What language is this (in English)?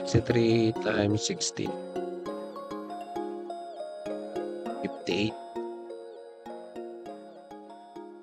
Filipino